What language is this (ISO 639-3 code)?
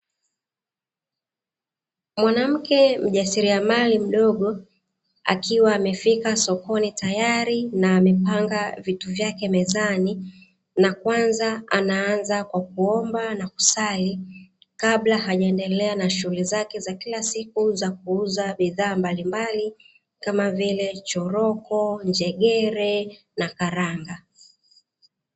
swa